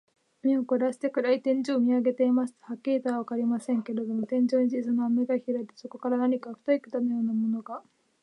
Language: Japanese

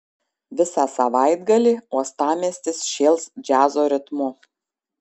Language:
Lithuanian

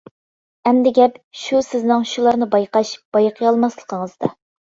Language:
Uyghur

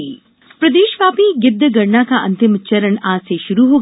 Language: Hindi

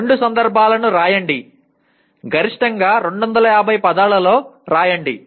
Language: Telugu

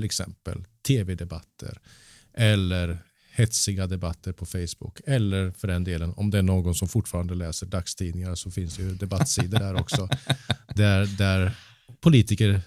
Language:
Swedish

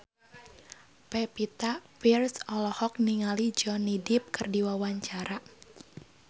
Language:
Sundanese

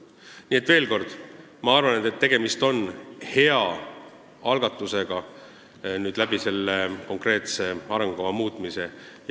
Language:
Estonian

